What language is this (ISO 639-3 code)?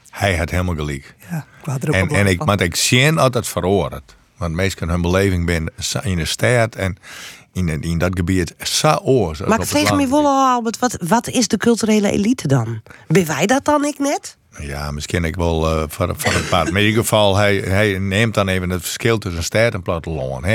nld